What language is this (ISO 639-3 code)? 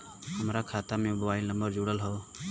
bho